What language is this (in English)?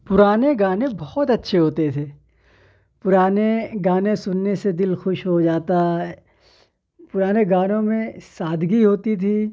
Urdu